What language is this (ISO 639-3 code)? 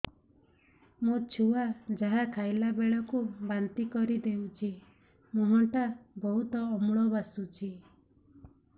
ori